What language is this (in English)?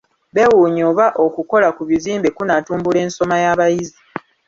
Ganda